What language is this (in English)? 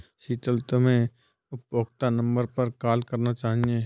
Hindi